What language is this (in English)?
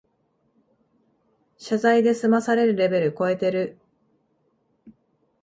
Japanese